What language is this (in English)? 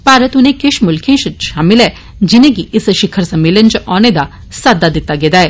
Dogri